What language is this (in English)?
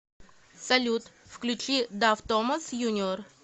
Russian